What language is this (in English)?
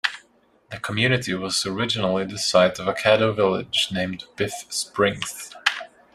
English